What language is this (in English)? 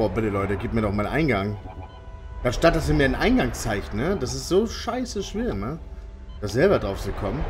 German